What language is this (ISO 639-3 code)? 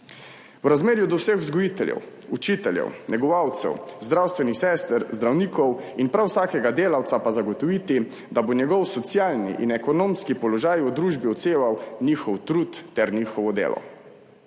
slv